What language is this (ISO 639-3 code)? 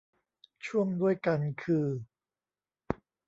tha